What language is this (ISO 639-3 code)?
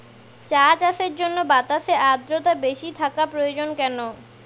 ben